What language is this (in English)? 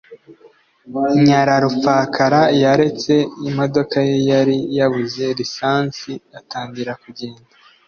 Kinyarwanda